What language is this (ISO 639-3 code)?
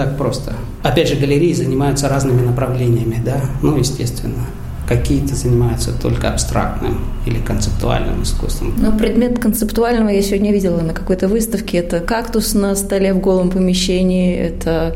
rus